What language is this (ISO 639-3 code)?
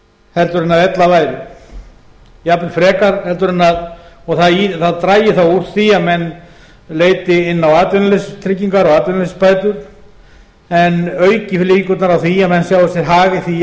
isl